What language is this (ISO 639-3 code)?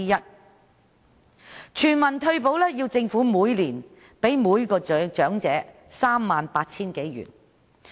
yue